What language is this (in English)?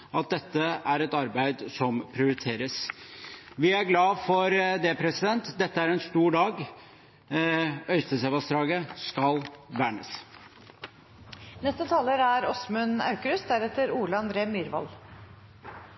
Norwegian Bokmål